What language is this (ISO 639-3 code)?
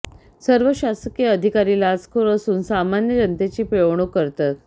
mar